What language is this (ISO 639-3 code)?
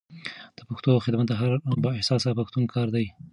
pus